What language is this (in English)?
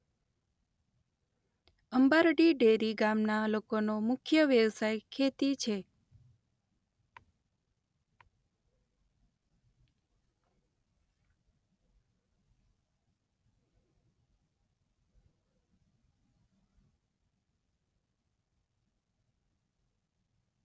Gujarati